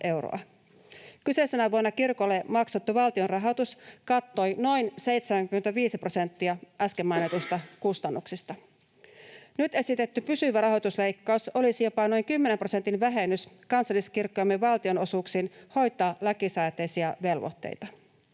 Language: Finnish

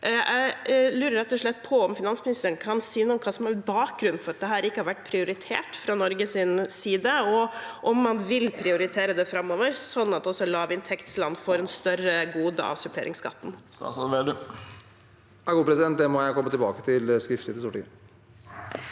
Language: Norwegian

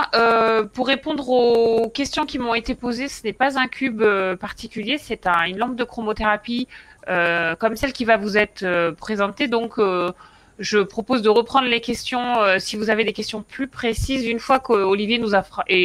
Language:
French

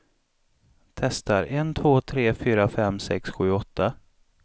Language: Swedish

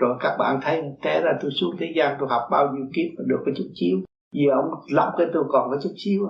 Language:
Vietnamese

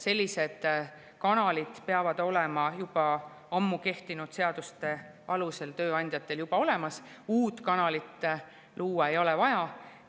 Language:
Estonian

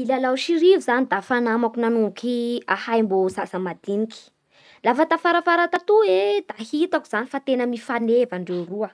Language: Bara Malagasy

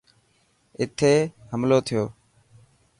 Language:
Dhatki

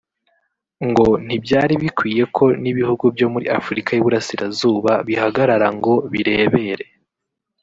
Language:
Kinyarwanda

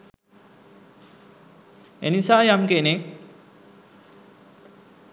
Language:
Sinhala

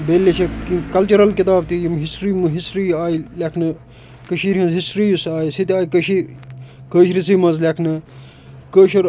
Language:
Kashmiri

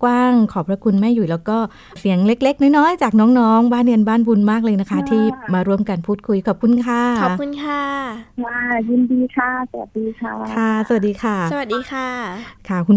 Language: Thai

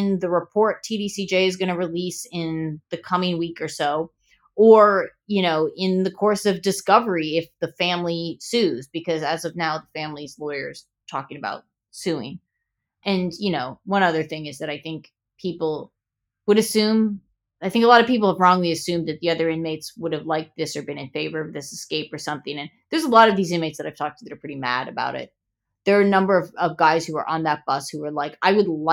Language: English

